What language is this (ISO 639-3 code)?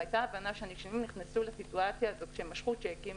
heb